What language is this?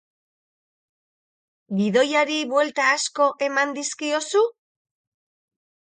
Basque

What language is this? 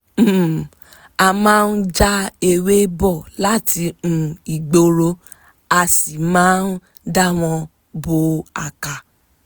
Yoruba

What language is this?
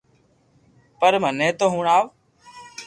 Loarki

